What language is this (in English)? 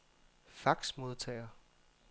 Danish